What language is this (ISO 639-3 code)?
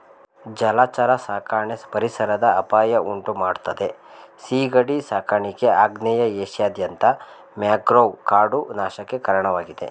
kan